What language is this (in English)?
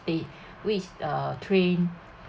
English